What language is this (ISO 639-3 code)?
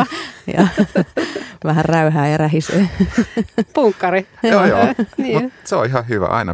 fin